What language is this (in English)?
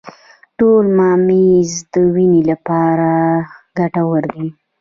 Pashto